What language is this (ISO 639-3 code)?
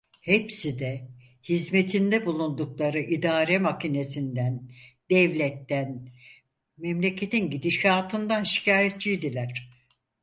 tur